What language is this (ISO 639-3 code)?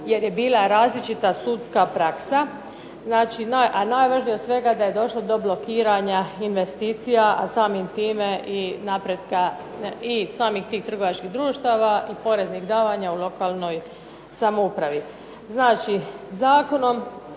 hrv